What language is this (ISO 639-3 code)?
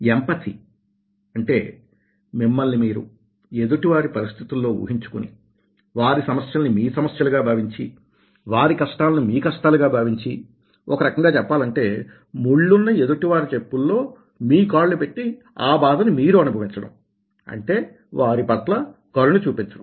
tel